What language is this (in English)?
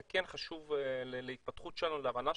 Hebrew